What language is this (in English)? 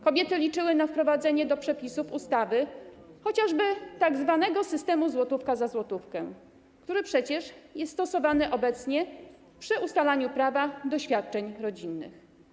Polish